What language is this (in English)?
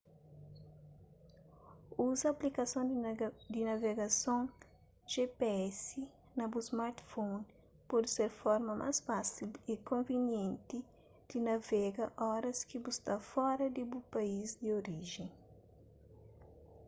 Kabuverdianu